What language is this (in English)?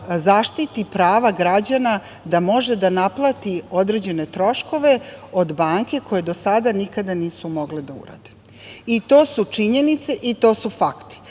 Serbian